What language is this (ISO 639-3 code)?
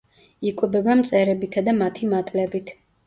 kat